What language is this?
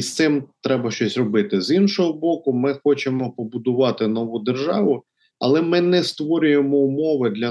Ukrainian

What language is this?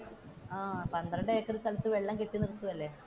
Malayalam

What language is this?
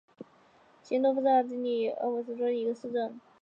Chinese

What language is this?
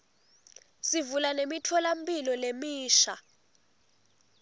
Swati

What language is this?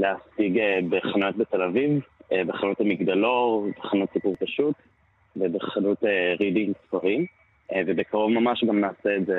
Hebrew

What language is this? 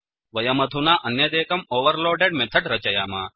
Sanskrit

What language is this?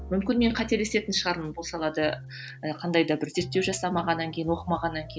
Kazakh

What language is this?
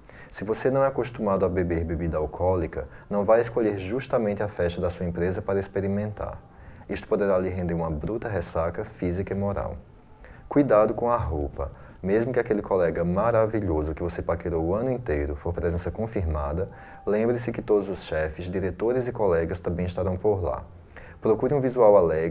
Portuguese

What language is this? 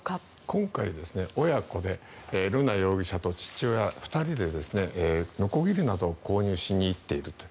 Japanese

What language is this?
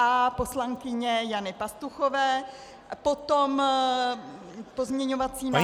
Czech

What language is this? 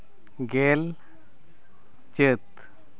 Santali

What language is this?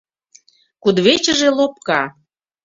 Mari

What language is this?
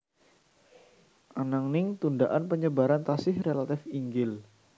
Javanese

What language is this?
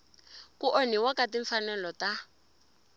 Tsonga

